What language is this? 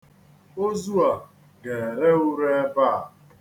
Igbo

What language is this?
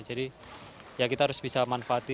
Indonesian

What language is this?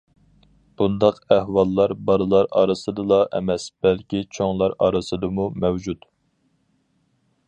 Uyghur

